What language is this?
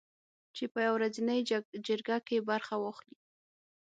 Pashto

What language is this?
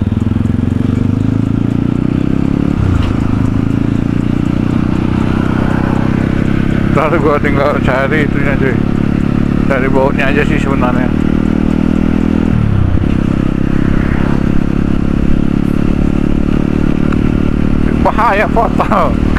Indonesian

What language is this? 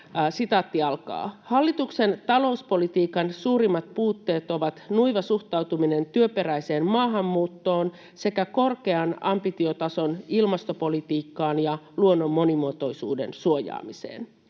Finnish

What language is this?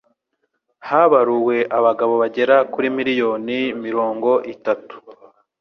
Kinyarwanda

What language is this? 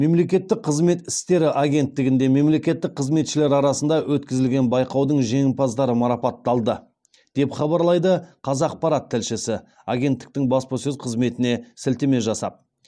Kazakh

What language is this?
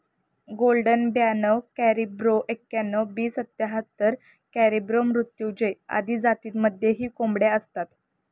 Marathi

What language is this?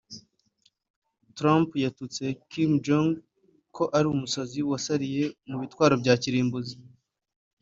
Kinyarwanda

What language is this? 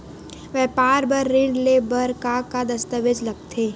Chhattisgarhi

